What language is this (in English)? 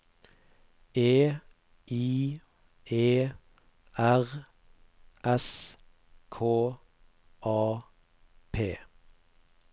Norwegian